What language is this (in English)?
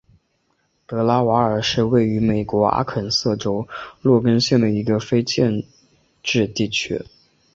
Chinese